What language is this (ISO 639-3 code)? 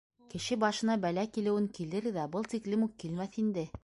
bak